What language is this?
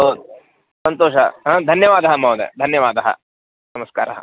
Sanskrit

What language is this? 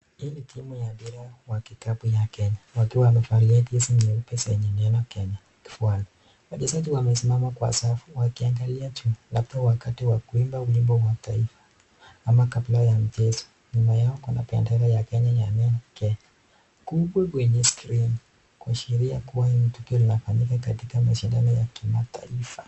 Swahili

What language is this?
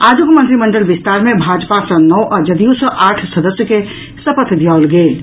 Maithili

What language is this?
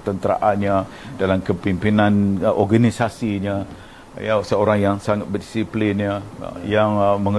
Malay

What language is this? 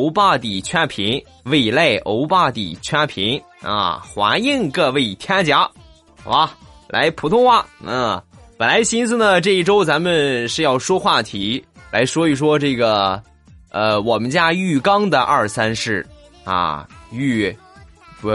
Chinese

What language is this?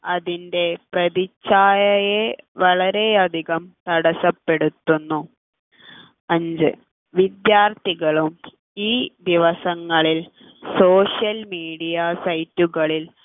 Malayalam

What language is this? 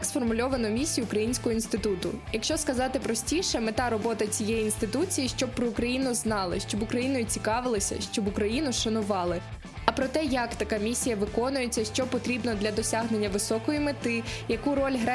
Ukrainian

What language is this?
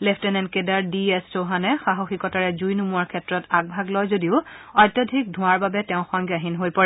Assamese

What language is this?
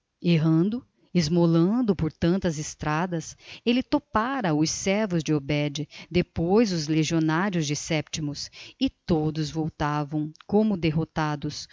Portuguese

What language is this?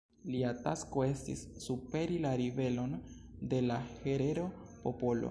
Esperanto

